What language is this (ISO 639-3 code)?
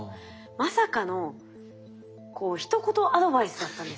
jpn